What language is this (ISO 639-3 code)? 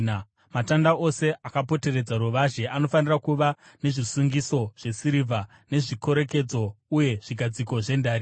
sna